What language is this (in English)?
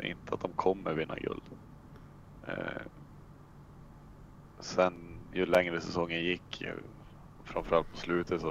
Swedish